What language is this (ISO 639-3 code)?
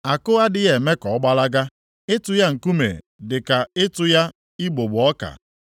ibo